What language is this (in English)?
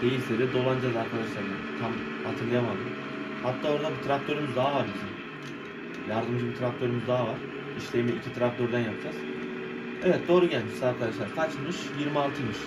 Turkish